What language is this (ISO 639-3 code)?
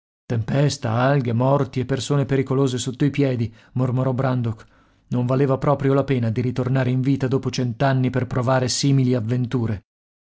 ita